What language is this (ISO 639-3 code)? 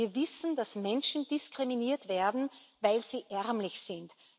deu